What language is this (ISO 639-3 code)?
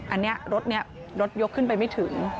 tha